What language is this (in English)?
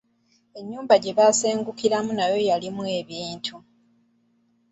Ganda